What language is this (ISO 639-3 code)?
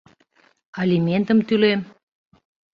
chm